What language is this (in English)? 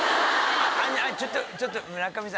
Japanese